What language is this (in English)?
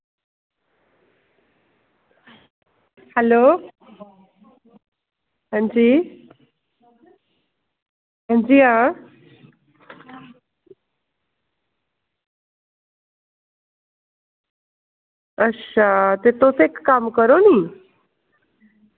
Dogri